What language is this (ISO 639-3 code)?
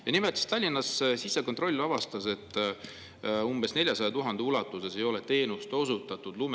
est